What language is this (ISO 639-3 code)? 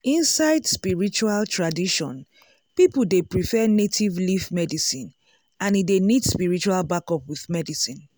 pcm